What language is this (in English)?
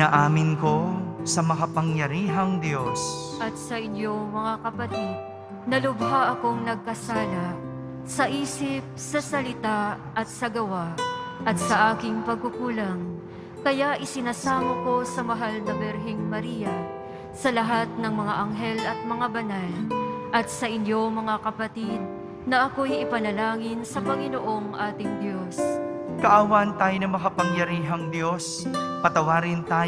Filipino